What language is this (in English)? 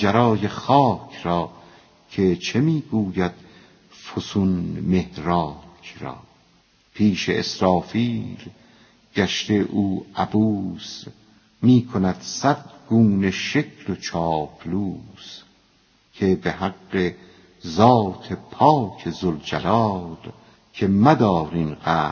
Persian